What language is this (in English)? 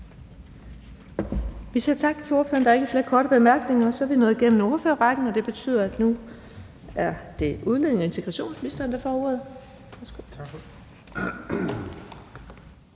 Danish